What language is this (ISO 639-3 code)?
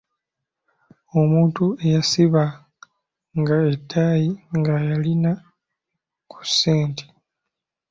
lug